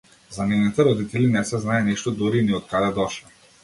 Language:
Macedonian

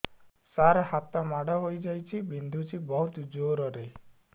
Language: Odia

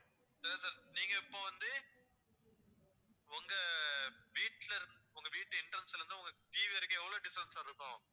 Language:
Tamil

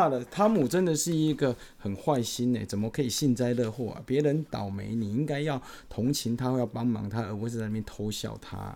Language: Chinese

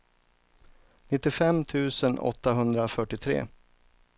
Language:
Swedish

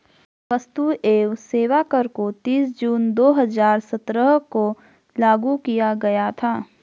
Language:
Hindi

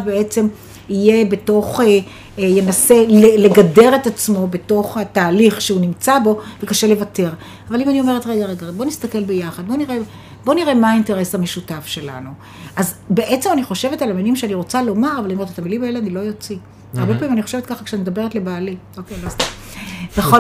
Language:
Hebrew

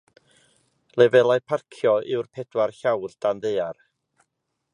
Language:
Welsh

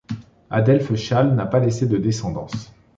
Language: French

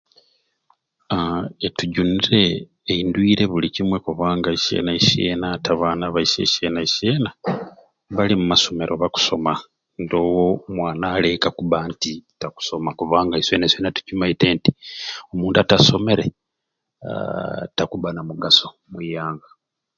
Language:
Ruuli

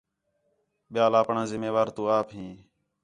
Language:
Khetrani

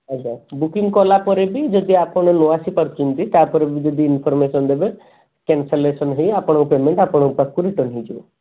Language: Odia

